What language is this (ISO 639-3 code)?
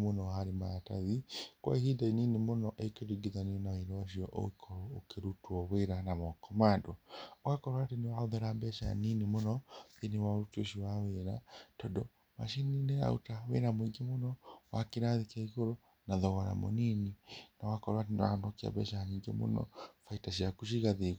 kik